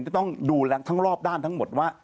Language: Thai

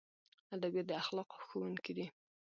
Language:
Pashto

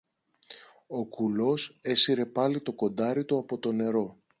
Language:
Greek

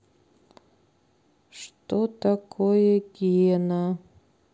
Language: Russian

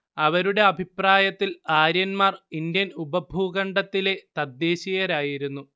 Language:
Malayalam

